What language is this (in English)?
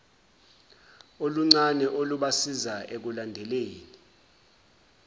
Zulu